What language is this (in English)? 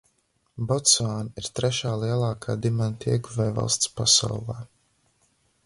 Latvian